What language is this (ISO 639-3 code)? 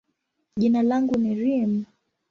swa